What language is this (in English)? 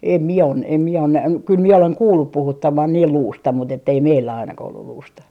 Finnish